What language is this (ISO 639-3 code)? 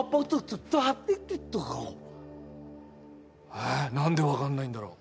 jpn